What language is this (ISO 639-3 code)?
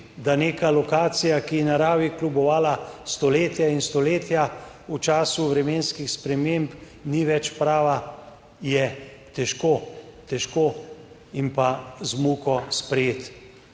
slv